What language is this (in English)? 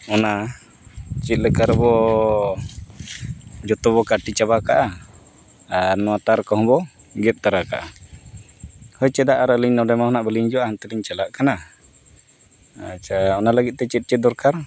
Santali